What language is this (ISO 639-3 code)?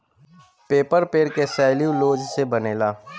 bho